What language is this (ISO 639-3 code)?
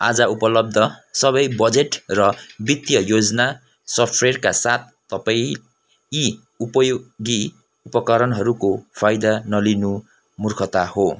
nep